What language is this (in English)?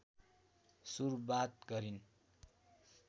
Nepali